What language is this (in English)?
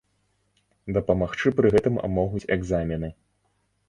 Belarusian